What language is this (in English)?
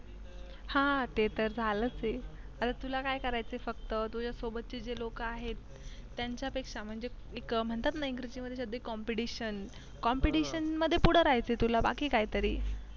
Marathi